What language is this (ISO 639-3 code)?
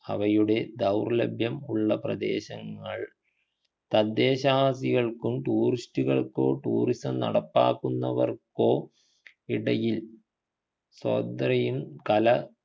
mal